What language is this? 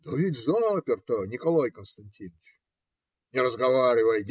Russian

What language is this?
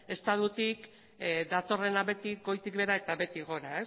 Basque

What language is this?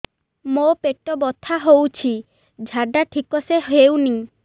Odia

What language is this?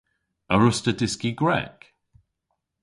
Cornish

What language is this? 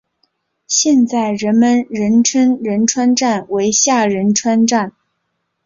Chinese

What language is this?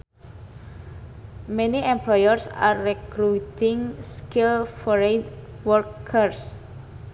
Sundanese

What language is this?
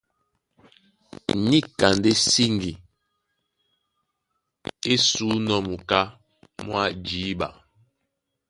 Duala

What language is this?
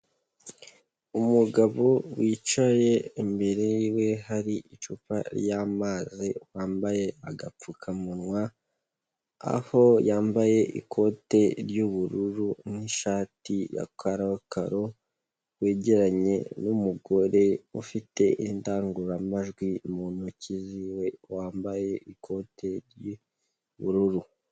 Kinyarwanda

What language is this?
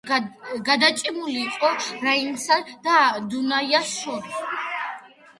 Georgian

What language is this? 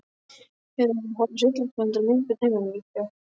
Icelandic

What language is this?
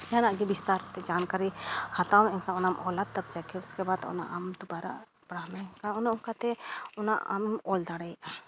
Santali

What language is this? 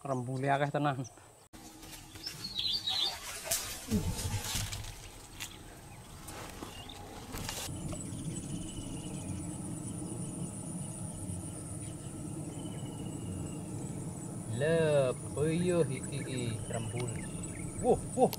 Indonesian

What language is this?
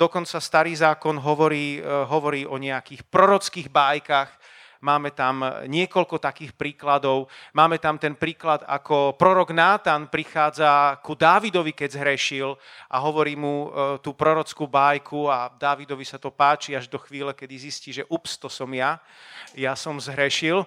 Slovak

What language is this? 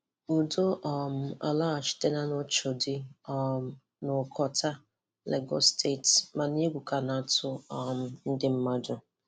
Igbo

